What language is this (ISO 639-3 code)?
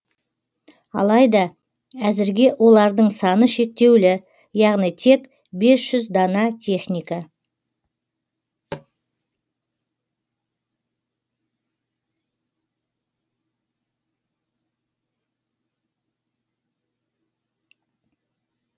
kaz